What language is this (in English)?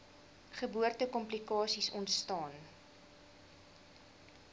Afrikaans